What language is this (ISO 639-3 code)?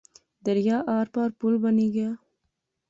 phr